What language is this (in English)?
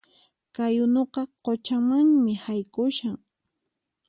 Puno Quechua